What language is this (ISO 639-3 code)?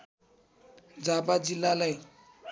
nep